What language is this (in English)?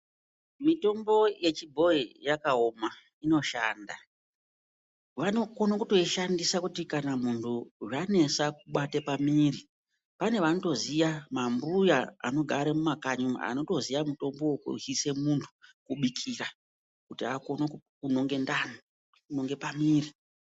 Ndau